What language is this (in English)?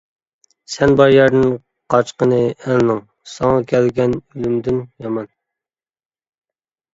Uyghur